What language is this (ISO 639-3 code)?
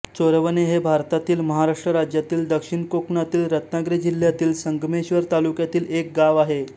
mar